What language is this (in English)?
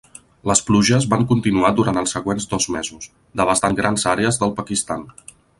Catalan